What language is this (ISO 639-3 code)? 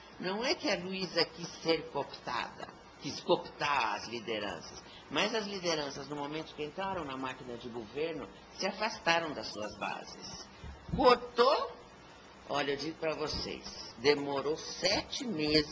por